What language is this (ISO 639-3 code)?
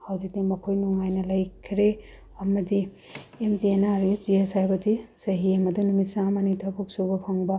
mni